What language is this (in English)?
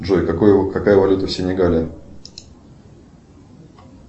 Russian